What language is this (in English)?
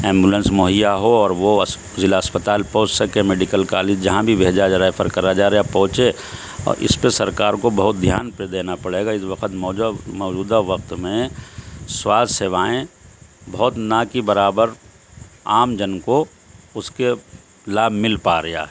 Urdu